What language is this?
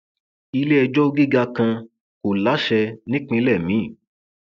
Yoruba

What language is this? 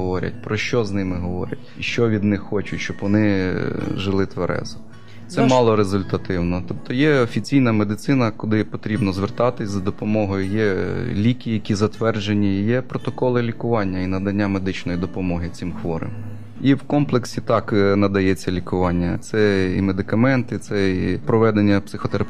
Ukrainian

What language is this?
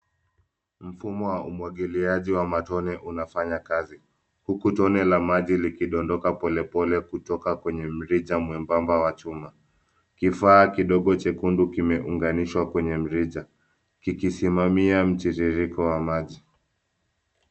Swahili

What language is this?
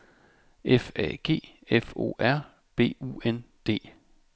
Danish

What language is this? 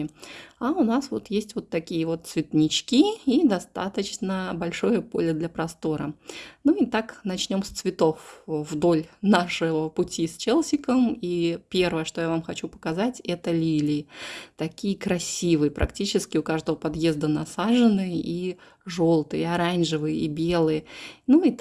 Russian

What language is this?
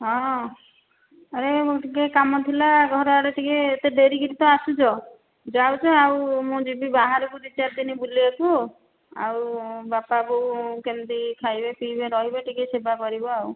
Odia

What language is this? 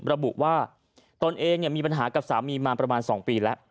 Thai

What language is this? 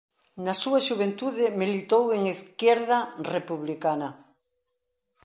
Galician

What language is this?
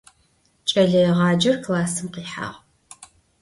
Adyghe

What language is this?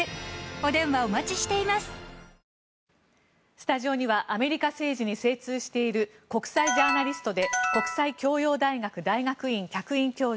Japanese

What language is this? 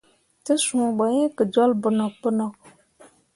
Mundang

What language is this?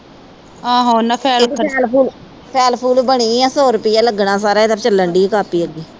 Punjabi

